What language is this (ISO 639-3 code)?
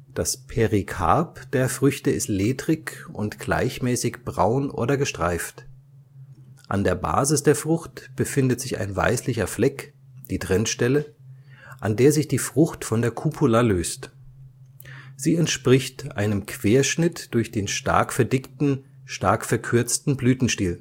deu